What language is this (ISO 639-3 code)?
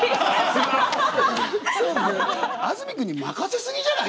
jpn